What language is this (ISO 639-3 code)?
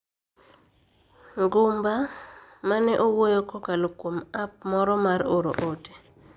luo